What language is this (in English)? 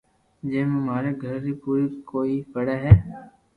Loarki